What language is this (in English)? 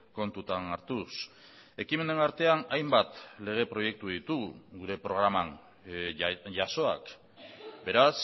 Basque